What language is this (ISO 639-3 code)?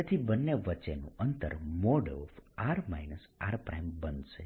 guj